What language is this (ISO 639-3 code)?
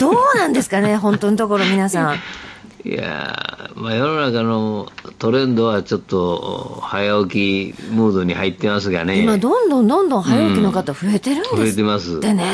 jpn